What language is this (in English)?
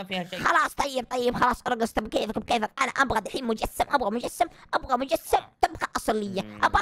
Arabic